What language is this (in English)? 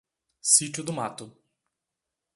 Portuguese